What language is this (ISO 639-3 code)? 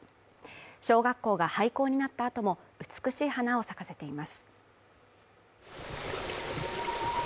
jpn